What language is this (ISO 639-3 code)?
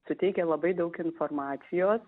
lit